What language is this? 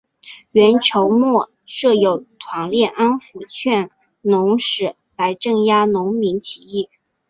Chinese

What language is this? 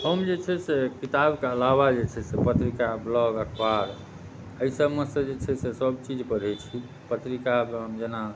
Maithili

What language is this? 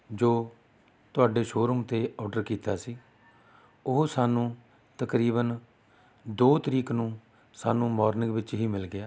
Punjabi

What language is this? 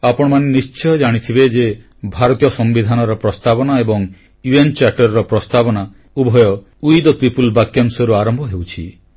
Odia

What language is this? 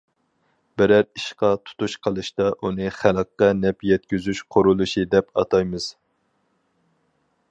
Uyghur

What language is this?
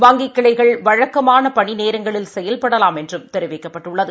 Tamil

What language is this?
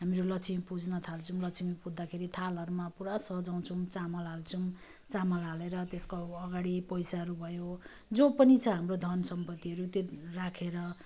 Nepali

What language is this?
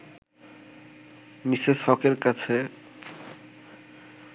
Bangla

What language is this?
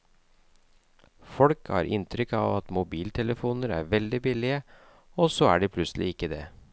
Norwegian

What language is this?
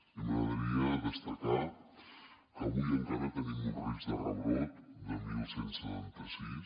Catalan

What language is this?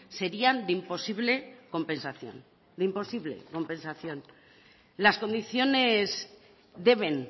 Spanish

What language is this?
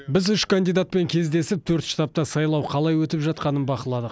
Kazakh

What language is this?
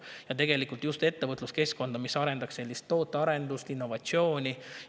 Estonian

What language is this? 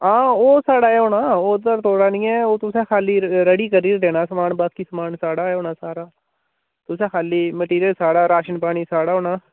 Dogri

